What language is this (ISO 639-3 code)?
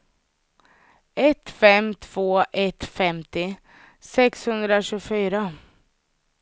swe